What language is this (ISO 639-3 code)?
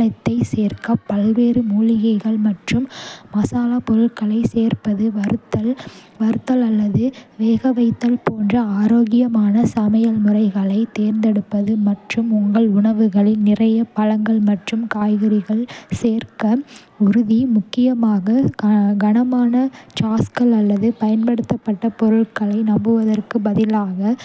kfe